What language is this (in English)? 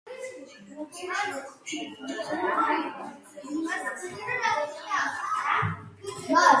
Georgian